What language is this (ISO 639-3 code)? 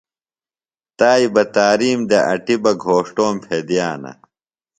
phl